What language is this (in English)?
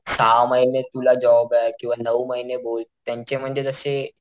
Marathi